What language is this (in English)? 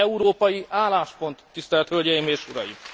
Hungarian